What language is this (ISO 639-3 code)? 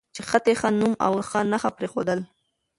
pus